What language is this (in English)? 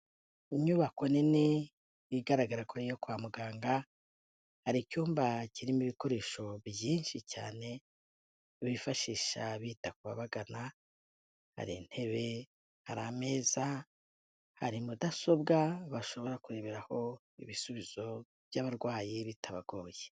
Kinyarwanda